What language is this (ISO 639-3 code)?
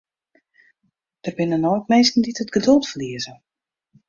fry